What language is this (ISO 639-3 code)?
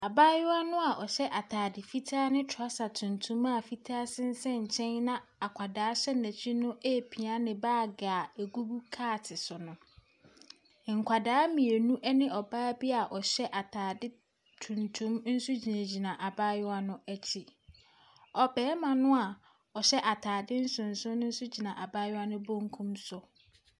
aka